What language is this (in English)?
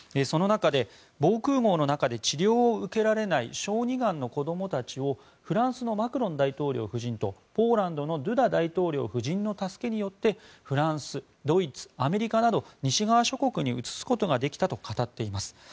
Japanese